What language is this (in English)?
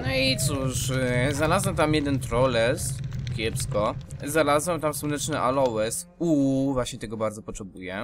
Polish